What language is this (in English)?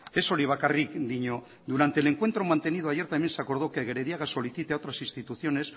Spanish